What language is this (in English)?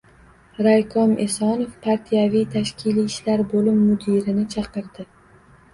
Uzbek